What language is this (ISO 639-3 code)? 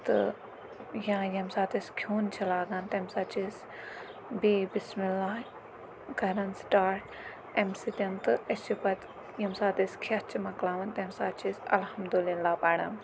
kas